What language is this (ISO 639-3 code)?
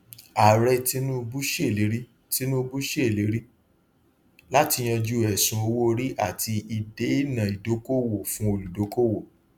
yor